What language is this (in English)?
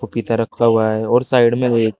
Hindi